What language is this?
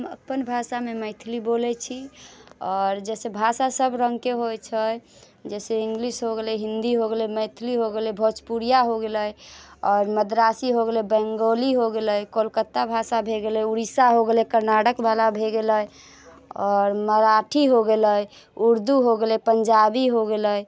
Maithili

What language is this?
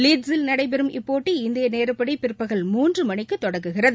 Tamil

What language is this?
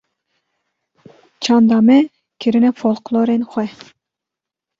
Kurdish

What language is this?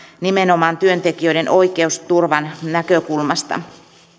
Finnish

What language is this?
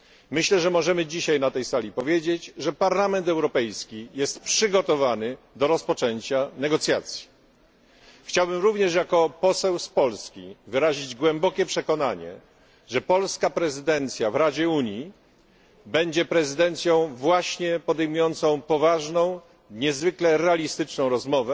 Polish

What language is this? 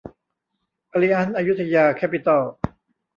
Thai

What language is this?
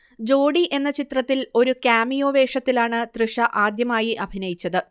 Malayalam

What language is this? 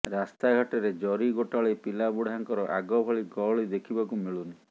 Odia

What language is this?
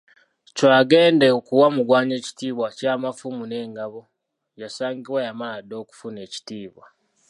Ganda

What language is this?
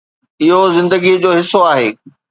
Sindhi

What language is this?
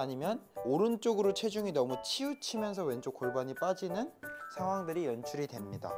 Korean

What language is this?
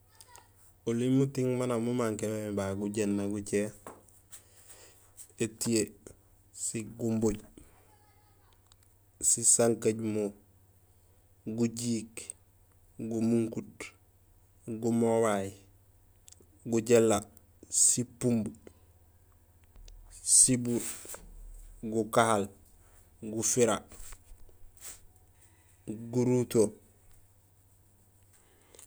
Gusilay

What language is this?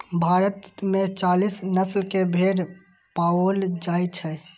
Maithili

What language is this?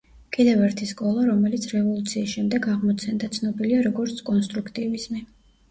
Georgian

